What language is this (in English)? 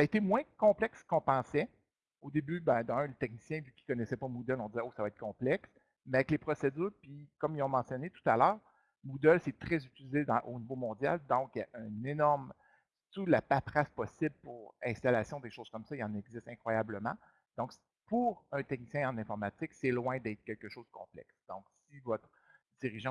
French